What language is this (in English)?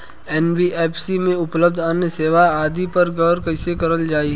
Bhojpuri